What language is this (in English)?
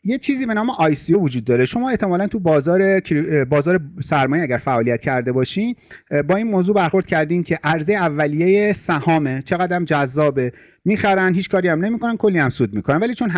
Persian